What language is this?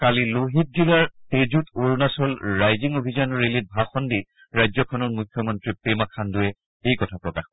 Assamese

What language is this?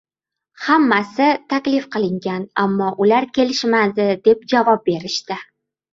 Uzbek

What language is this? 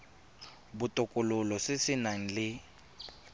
Tswana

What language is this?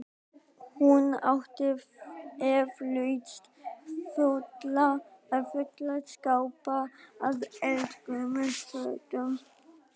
Icelandic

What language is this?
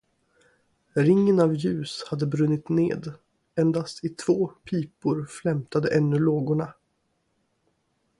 Swedish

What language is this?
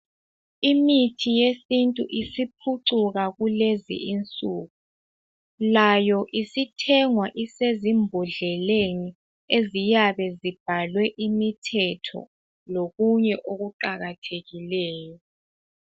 North Ndebele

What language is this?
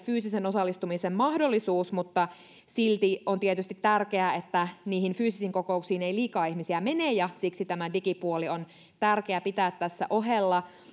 Finnish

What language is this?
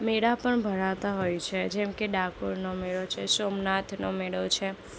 Gujarati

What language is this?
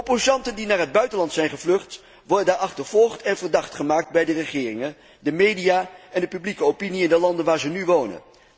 Dutch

